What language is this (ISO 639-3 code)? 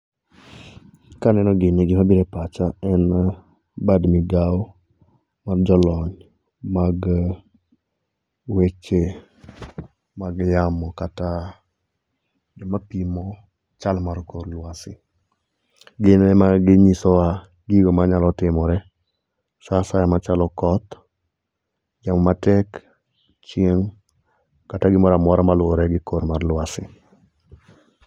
luo